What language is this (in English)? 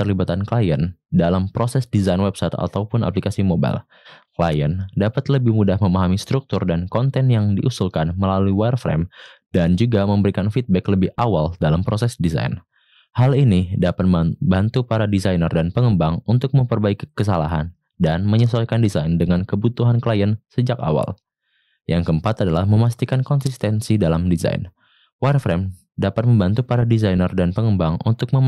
Indonesian